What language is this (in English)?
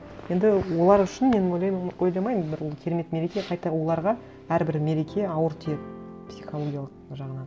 Kazakh